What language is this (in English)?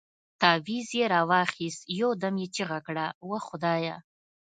Pashto